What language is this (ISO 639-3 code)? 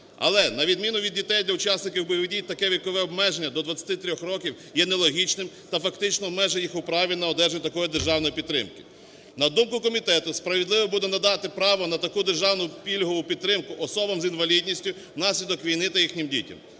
ukr